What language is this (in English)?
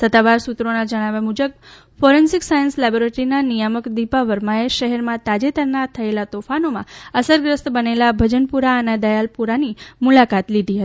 Gujarati